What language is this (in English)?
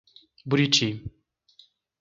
Portuguese